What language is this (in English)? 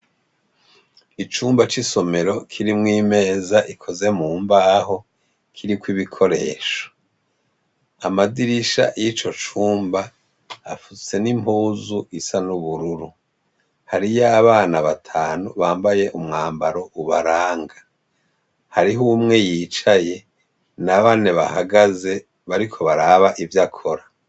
Rundi